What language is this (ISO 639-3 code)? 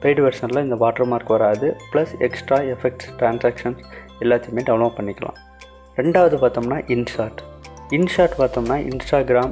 hin